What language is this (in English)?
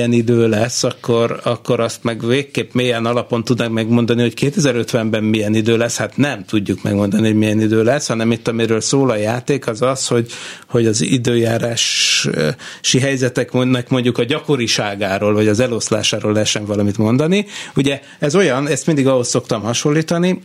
Hungarian